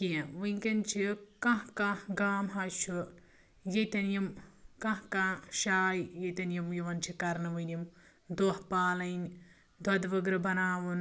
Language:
Kashmiri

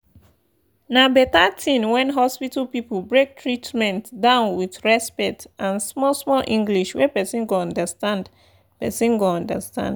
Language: Nigerian Pidgin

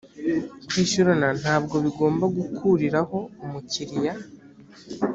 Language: Kinyarwanda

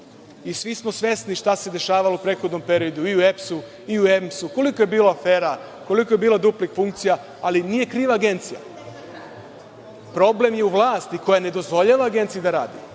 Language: Serbian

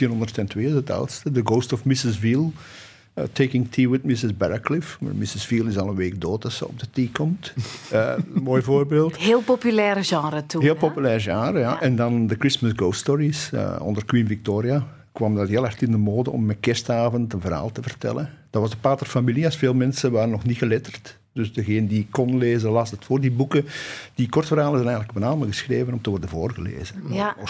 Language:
Dutch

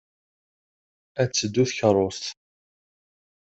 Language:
Kabyle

